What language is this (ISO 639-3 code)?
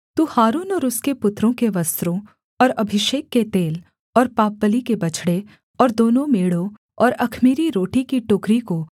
hin